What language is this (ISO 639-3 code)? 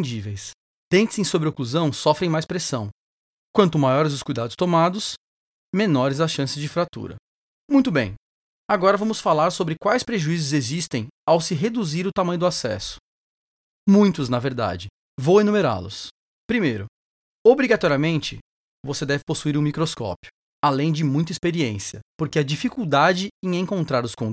por